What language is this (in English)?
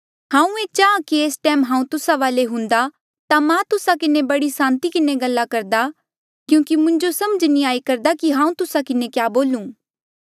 Mandeali